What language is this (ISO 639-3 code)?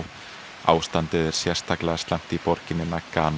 isl